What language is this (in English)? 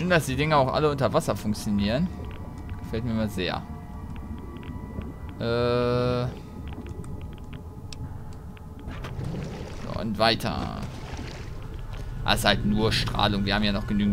German